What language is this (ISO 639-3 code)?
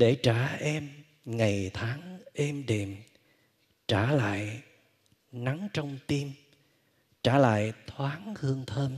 vie